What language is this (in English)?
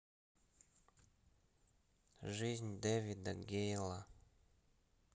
Russian